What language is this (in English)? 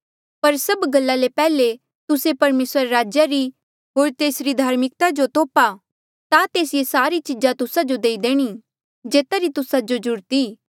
Mandeali